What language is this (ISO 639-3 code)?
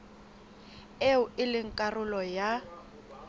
sot